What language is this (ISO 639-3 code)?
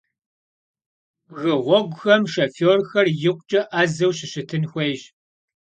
kbd